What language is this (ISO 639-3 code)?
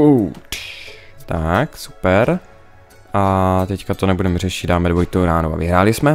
ces